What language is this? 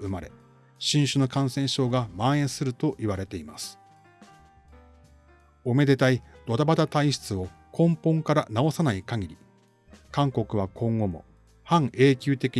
Japanese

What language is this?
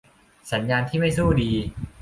Thai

